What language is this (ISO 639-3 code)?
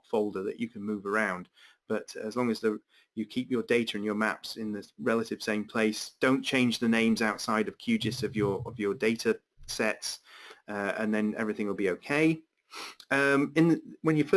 eng